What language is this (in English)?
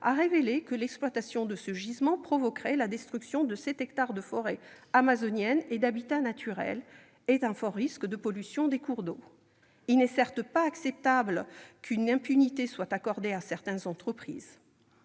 French